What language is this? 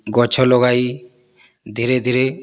Odia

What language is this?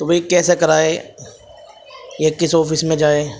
Urdu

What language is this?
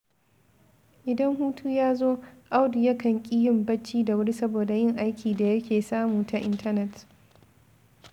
Hausa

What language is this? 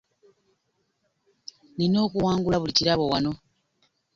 Ganda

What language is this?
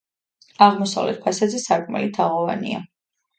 Georgian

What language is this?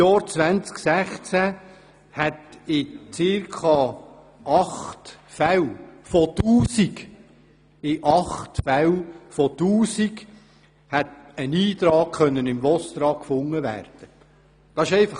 Swiss German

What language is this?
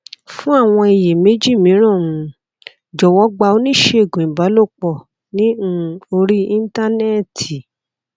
Yoruba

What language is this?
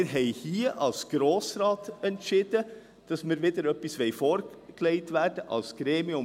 Swiss German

